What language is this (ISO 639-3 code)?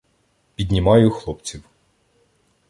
ukr